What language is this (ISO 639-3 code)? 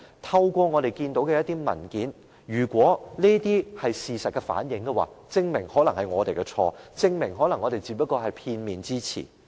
yue